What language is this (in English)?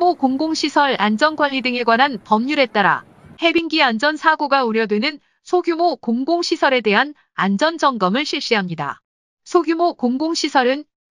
Korean